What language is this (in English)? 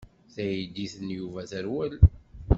Kabyle